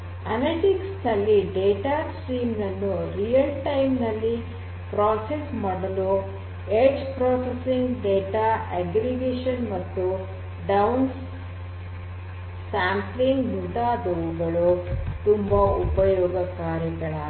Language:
Kannada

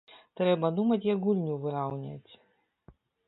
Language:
Belarusian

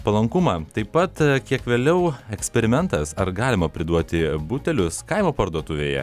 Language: Lithuanian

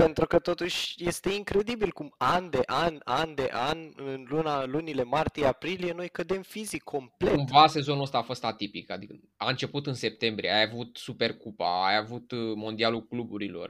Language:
Romanian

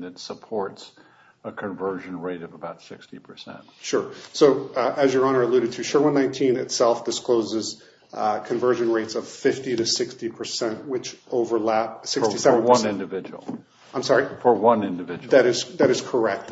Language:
English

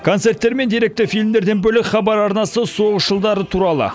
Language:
Kazakh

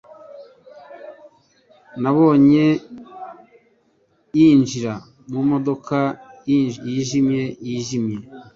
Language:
Kinyarwanda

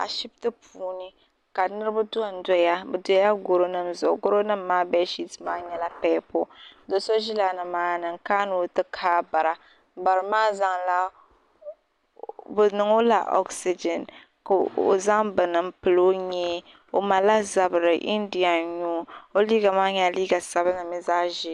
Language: Dagbani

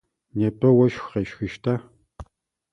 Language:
Adyghe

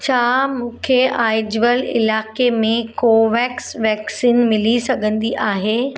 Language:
Sindhi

